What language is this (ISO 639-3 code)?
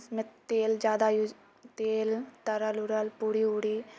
mai